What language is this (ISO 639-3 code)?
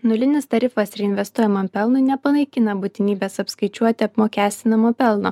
lit